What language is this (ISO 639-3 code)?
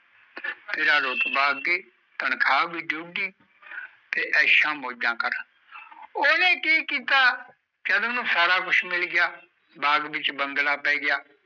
pan